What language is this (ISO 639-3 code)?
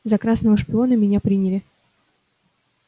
rus